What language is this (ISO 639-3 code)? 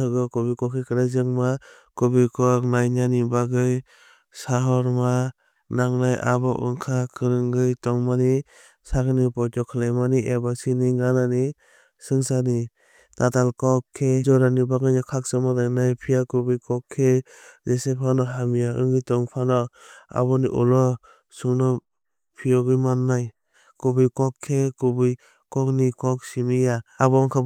trp